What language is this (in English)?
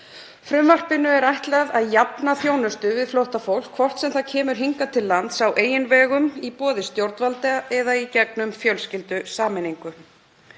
Icelandic